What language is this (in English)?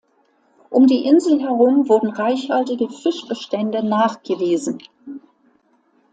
German